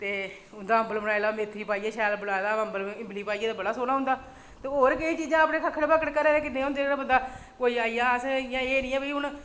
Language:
Dogri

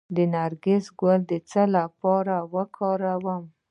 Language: Pashto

